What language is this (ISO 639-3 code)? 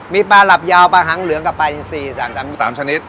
tha